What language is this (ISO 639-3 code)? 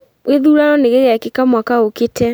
kik